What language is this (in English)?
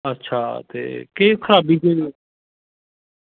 Dogri